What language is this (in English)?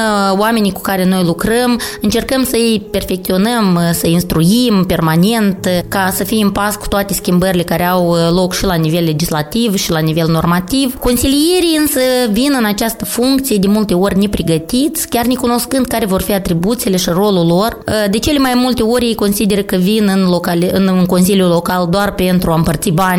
Romanian